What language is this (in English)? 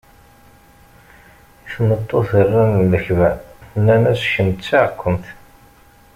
Kabyle